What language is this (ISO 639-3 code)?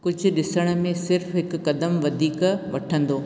snd